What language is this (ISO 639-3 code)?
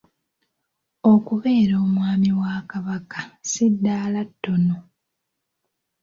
lug